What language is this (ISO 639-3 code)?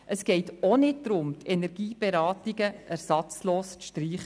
gsw